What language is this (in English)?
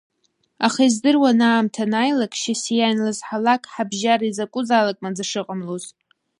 Abkhazian